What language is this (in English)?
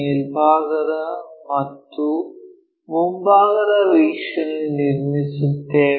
Kannada